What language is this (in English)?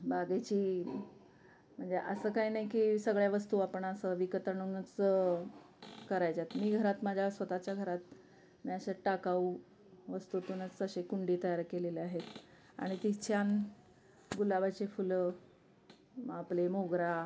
Marathi